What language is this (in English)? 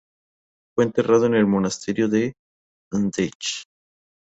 Spanish